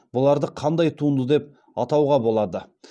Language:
Kazakh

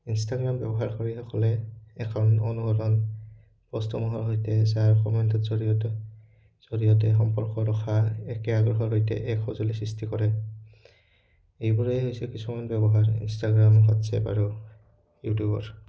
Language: Assamese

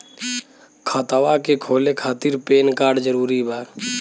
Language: Bhojpuri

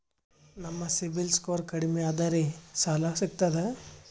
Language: Kannada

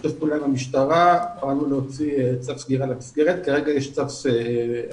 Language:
Hebrew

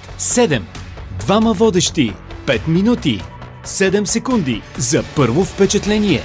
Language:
Bulgarian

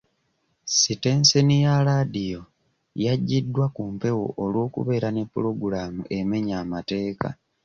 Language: Ganda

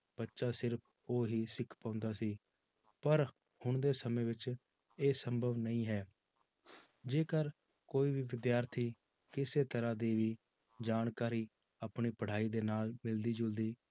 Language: Punjabi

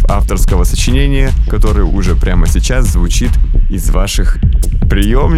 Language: Russian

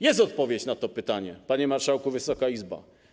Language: Polish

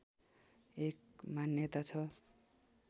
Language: Nepali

